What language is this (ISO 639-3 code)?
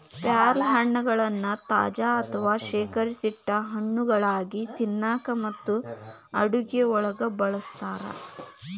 kan